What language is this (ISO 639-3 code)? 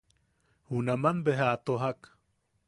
yaq